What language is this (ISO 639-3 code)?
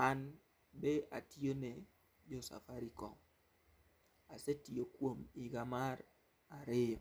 luo